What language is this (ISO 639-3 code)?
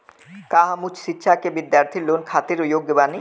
bho